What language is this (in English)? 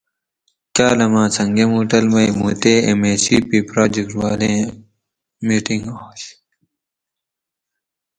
Gawri